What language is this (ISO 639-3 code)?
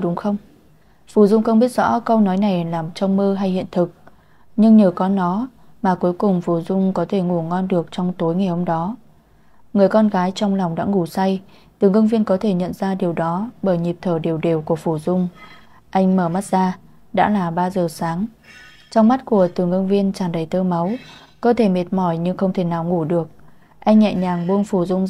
vie